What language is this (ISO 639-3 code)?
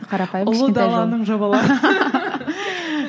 kaz